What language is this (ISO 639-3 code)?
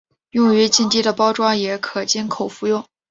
zho